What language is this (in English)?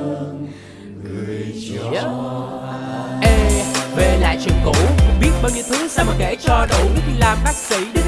Vietnamese